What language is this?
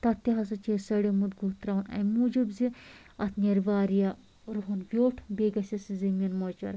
Kashmiri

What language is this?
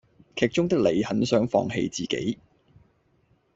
Cantonese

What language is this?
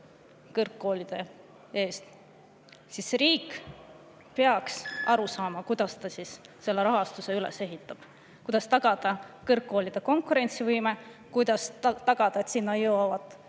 Estonian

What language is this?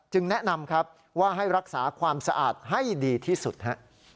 Thai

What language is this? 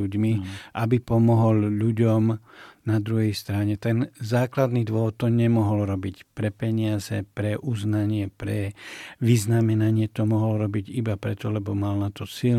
Slovak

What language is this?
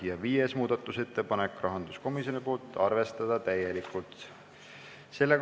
Estonian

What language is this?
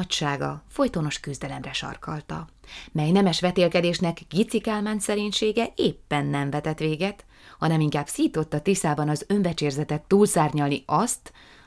Hungarian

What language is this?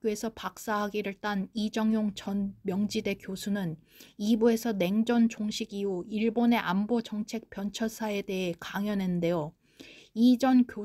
Korean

